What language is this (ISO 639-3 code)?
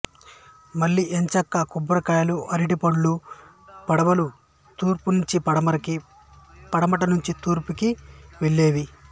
tel